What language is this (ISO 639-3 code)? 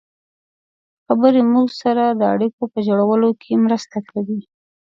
pus